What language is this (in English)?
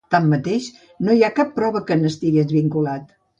Catalan